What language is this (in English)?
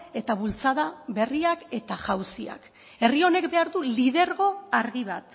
Basque